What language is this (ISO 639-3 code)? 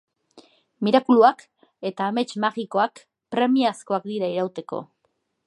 eus